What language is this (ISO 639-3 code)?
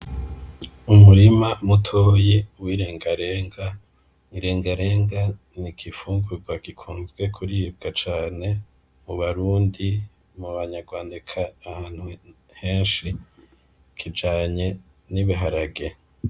run